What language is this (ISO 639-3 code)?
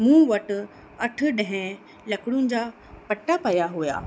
snd